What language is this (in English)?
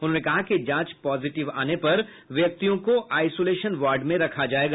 Hindi